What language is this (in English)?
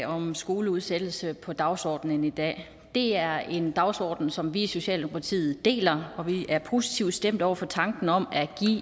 Danish